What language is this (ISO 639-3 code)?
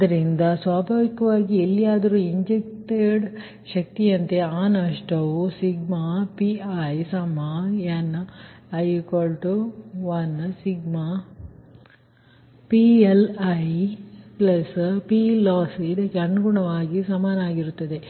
kan